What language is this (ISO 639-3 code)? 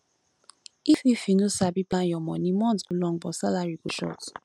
pcm